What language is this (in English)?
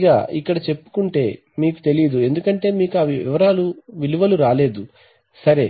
Telugu